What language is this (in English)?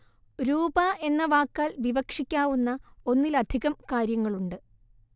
Malayalam